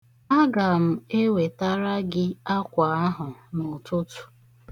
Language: Igbo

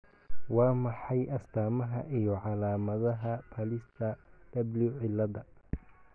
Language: Somali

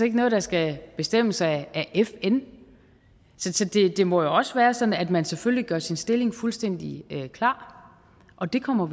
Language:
Danish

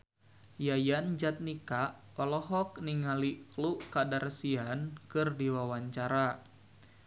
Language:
Sundanese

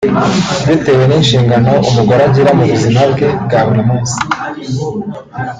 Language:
Kinyarwanda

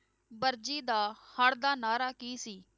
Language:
Punjabi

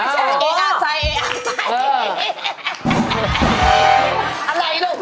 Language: Thai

